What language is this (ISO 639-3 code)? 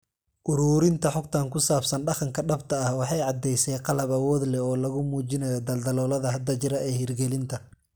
som